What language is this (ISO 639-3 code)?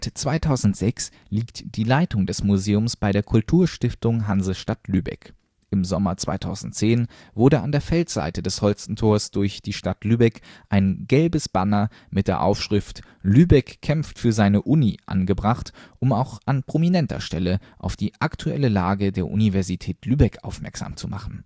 deu